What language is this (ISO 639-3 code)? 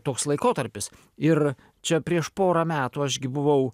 lit